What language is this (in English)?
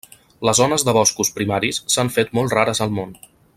Catalan